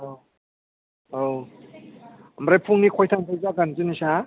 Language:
Bodo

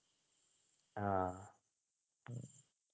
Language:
Malayalam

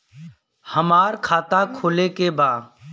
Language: Bhojpuri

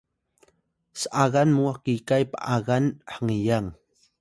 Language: Atayal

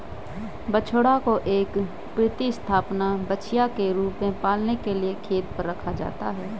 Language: Hindi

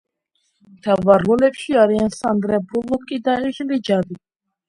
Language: Georgian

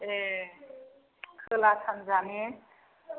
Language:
Bodo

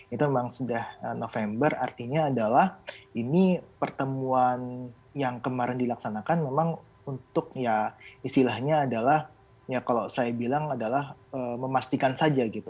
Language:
Indonesian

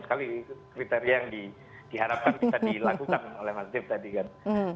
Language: Indonesian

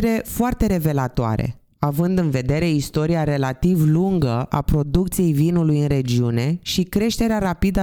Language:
Romanian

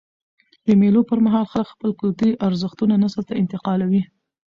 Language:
Pashto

